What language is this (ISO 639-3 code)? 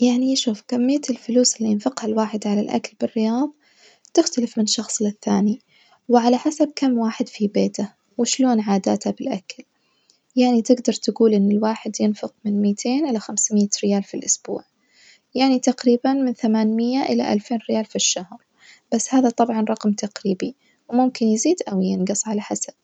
ars